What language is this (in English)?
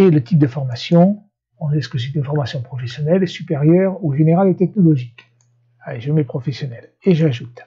French